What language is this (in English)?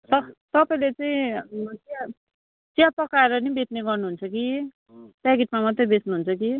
Nepali